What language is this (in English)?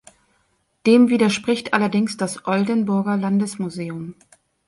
German